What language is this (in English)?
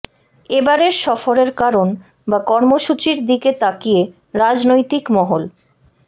Bangla